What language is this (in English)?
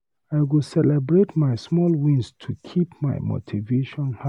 Nigerian Pidgin